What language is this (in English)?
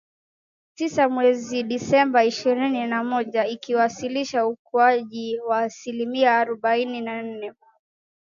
Swahili